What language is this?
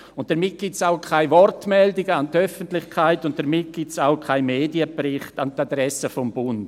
Swiss German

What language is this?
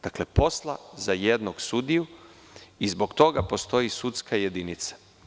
Serbian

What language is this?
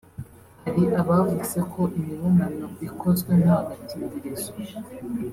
Kinyarwanda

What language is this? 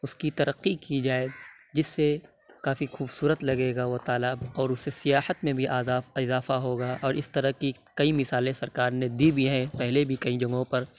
Urdu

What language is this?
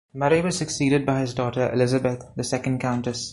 English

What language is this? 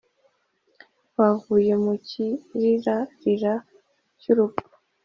Kinyarwanda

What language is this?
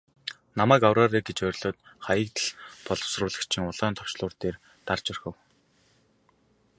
Mongolian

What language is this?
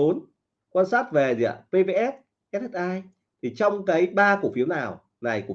Vietnamese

